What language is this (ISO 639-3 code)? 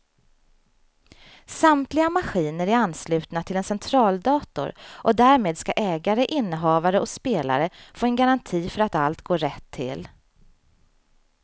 swe